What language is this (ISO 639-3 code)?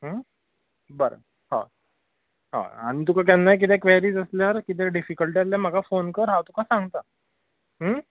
kok